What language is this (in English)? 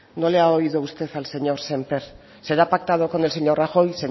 Spanish